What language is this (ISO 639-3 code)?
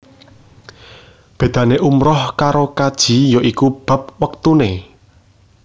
jav